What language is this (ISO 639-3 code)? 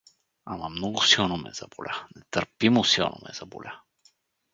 bul